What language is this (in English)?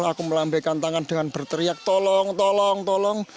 Indonesian